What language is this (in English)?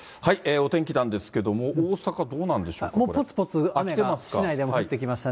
Japanese